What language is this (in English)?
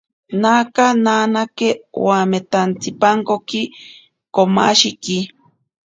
Ashéninka Perené